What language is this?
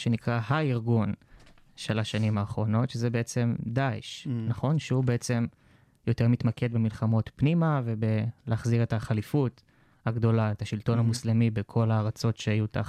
Hebrew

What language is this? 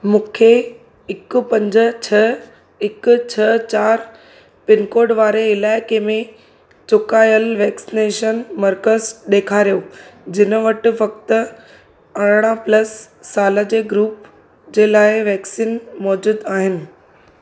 Sindhi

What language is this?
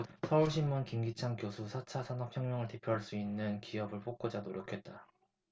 Korean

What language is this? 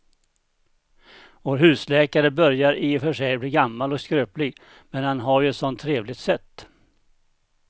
Swedish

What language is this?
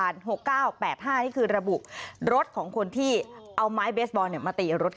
Thai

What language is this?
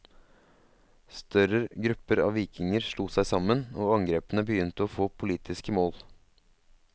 Norwegian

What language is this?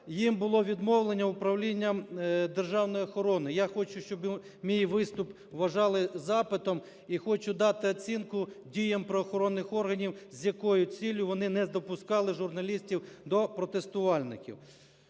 Ukrainian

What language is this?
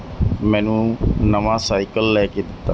Punjabi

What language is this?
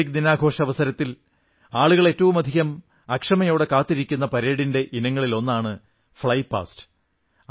Malayalam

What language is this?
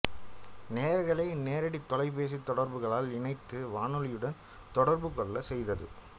Tamil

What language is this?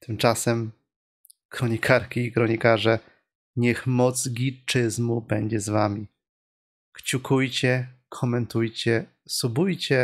Polish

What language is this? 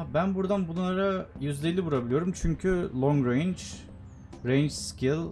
Turkish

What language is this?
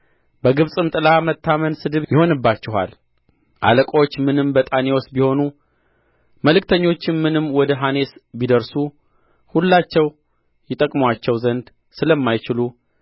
Amharic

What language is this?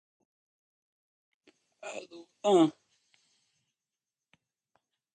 Portuguese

